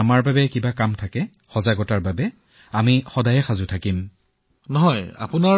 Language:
Assamese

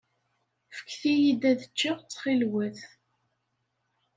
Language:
Kabyle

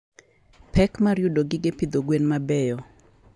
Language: Luo (Kenya and Tanzania)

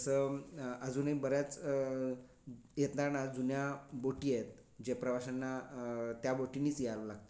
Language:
Marathi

